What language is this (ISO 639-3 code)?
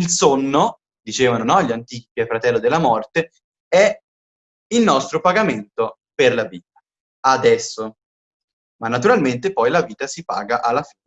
ita